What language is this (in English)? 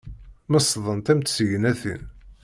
Kabyle